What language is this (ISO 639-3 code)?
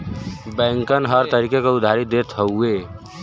bho